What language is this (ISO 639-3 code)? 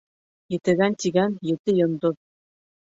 bak